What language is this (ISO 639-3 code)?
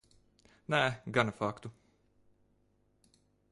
lav